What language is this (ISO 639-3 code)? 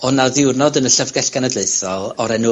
cym